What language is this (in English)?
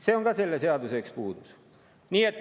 Estonian